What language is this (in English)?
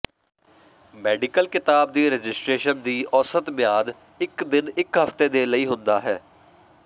Punjabi